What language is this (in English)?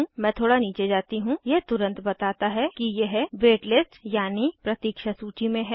Hindi